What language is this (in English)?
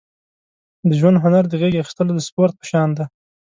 Pashto